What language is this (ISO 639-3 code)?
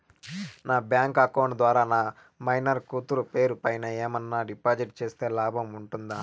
tel